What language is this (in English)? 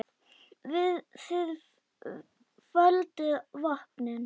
Icelandic